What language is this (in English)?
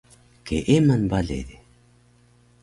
Taroko